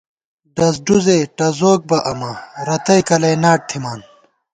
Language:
Gawar-Bati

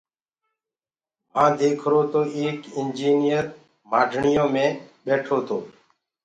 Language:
Gurgula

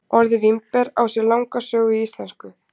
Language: Icelandic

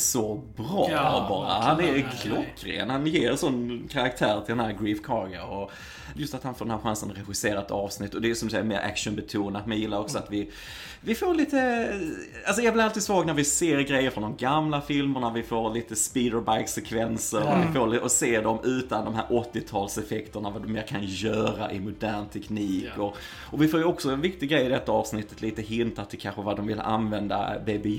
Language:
Swedish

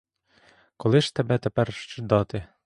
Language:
Ukrainian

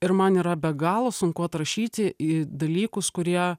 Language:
Lithuanian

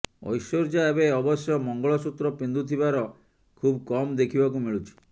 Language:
Odia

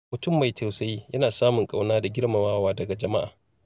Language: Hausa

